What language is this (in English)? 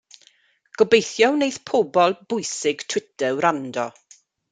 Welsh